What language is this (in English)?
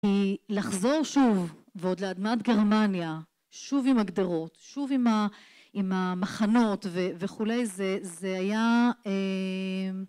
Hebrew